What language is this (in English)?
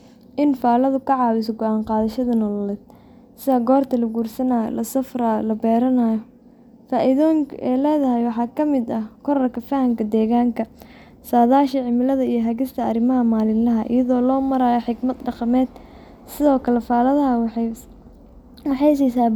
Somali